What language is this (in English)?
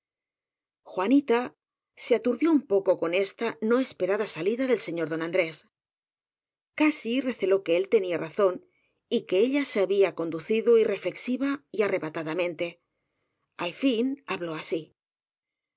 Spanish